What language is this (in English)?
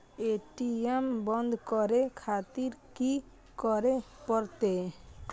Maithili